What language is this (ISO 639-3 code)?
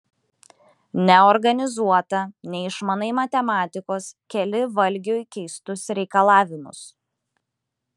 lit